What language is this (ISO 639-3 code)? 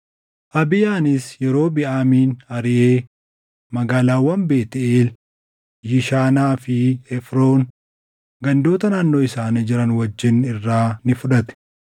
orm